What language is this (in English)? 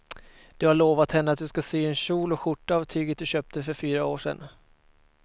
Swedish